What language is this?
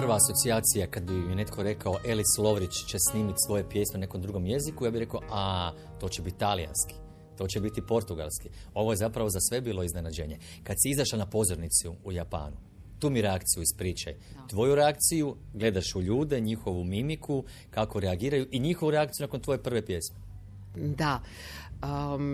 Croatian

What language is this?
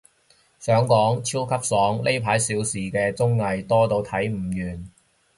Cantonese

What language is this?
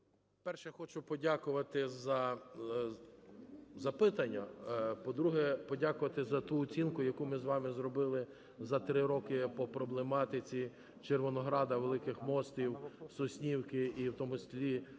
Ukrainian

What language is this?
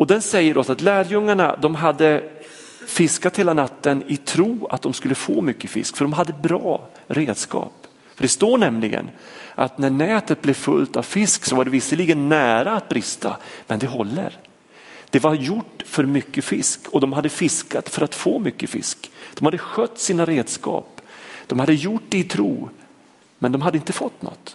Swedish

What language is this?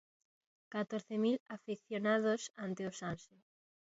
Galician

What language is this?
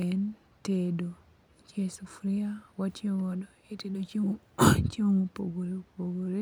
Luo (Kenya and Tanzania)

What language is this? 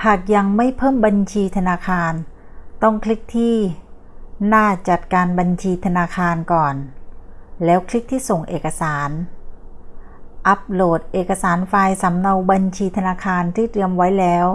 Thai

